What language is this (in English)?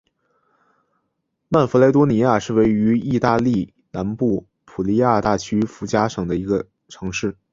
Chinese